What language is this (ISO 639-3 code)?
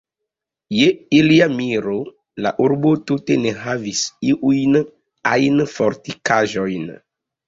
epo